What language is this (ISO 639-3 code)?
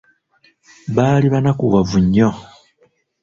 lug